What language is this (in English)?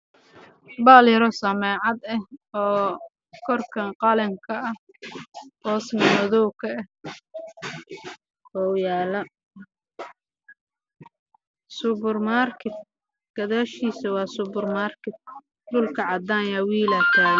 Somali